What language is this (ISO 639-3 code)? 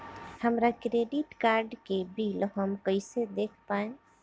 bho